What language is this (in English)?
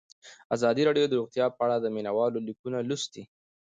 Pashto